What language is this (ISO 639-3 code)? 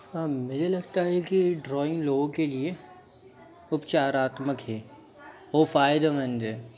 hin